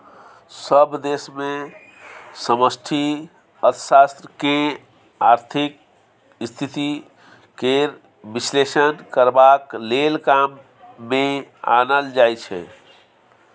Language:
Maithili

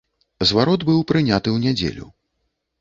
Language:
Belarusian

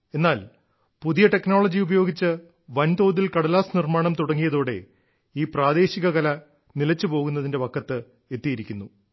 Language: Malayalam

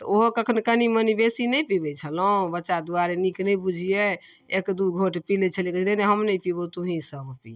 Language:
Maithili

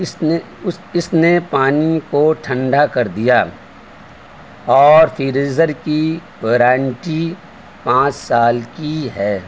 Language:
Urdu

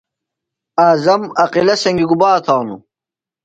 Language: Phalura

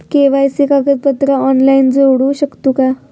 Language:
Marathi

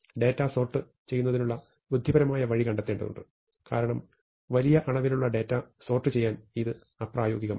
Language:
Malayalam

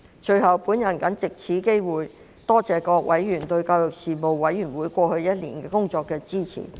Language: Cantonese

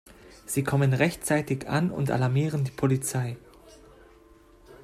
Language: German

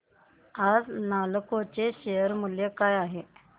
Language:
Marathi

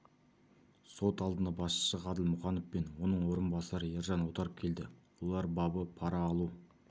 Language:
Kazakh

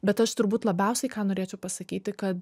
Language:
Lithuanian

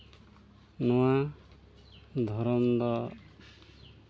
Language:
Santali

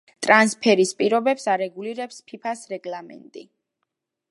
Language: Georgian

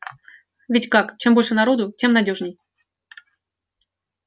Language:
Russian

